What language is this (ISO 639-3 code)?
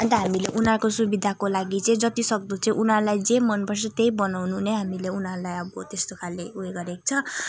nep